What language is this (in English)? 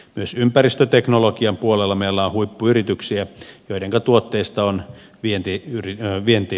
Finnish